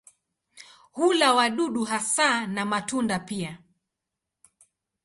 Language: Swahili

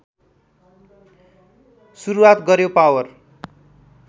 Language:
Nepali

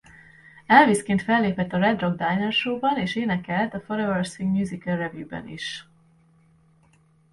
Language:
Hungarian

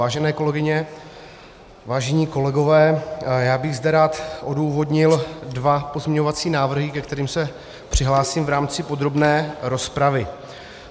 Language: Czech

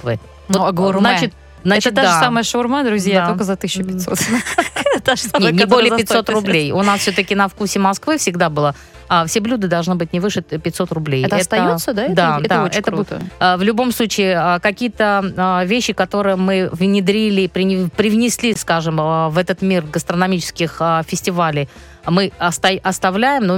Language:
Russian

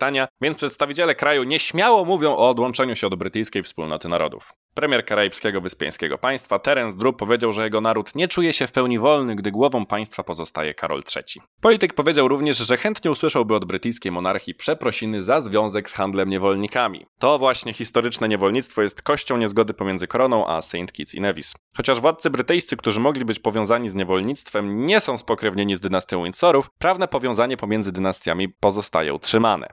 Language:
Polish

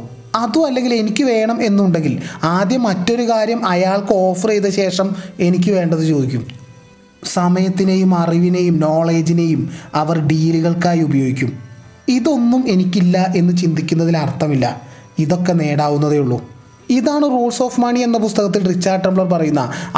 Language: Malayalam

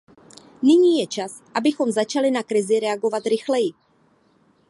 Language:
Czech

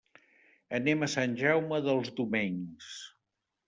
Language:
Catalan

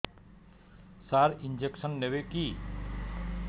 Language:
Odia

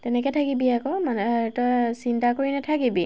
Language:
Assamese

